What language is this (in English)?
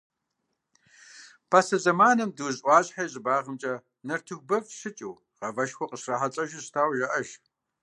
Kabardian